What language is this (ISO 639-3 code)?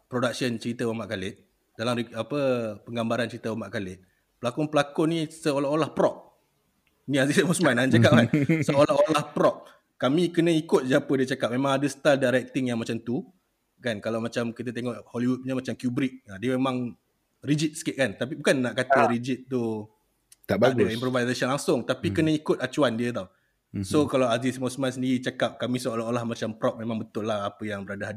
msa